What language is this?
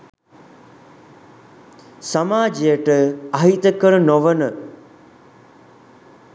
Sinhala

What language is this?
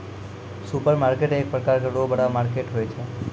Maithili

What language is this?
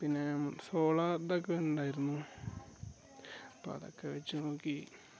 Malayalam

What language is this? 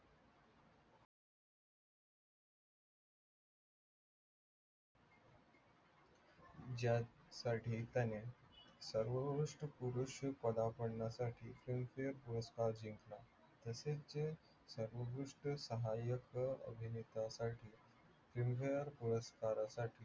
Marathi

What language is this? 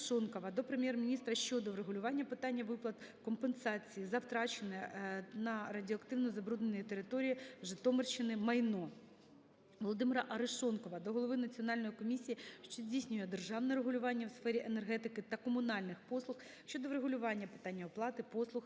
Ukrainian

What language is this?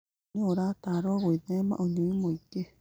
Kikuyu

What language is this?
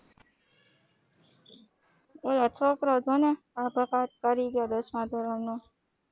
Gujarati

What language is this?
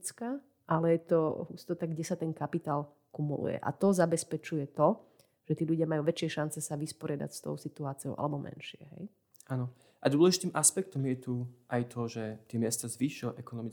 Slovak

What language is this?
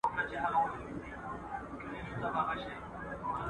Pashto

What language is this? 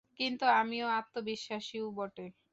Bangla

